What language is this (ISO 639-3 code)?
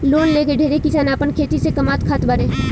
bho